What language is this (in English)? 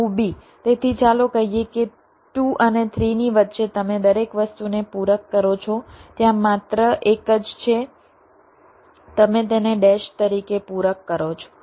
Gujarati